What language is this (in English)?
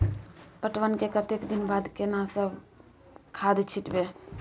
Maithili